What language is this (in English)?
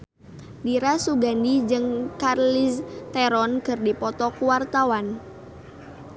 Sundanese